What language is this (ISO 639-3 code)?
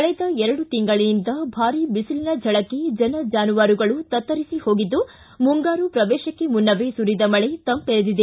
kan